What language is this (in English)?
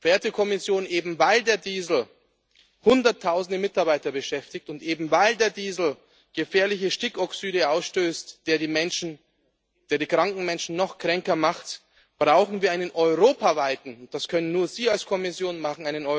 German